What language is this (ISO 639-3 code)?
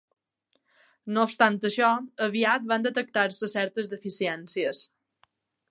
cat